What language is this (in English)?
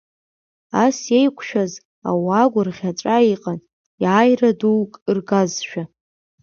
Abkhazian